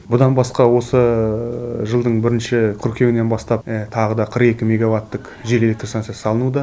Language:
Kazakh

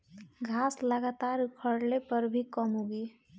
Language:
Bhojpuri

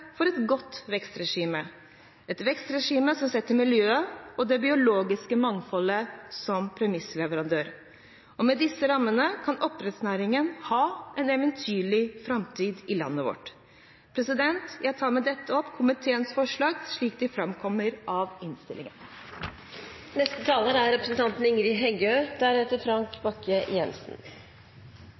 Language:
Norwegian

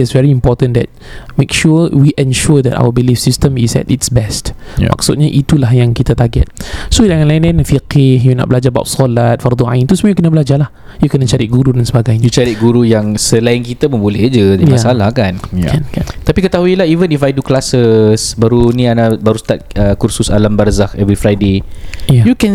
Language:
Malay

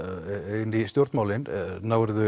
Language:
Icelandic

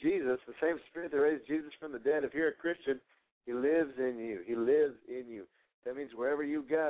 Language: English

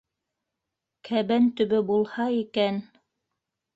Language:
Bashkir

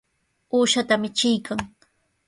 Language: Sihuas Ancash Quechua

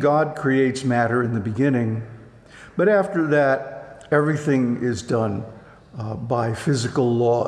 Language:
English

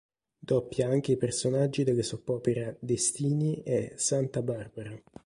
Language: Italian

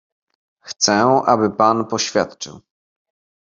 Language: Polish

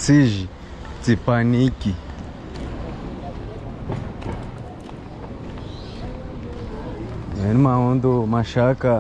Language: French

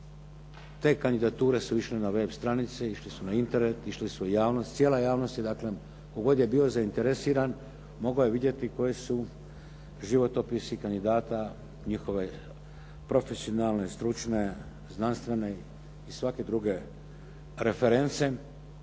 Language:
Croatian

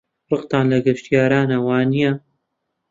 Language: Central Kurdish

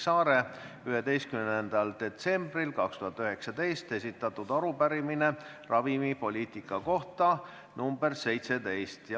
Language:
Estonian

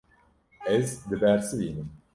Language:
Kurdish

